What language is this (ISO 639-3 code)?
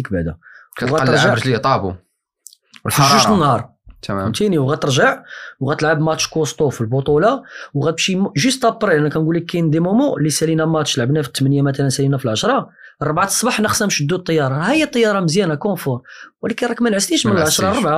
ara